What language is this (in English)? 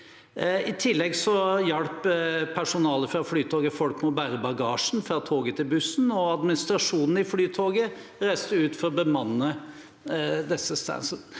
Norwegian